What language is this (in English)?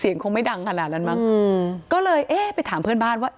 Thai